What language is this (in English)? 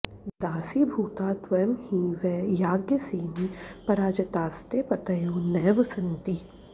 Sanskrit